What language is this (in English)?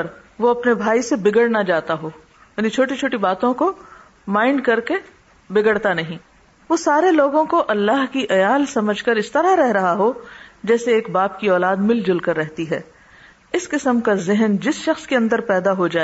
Urdu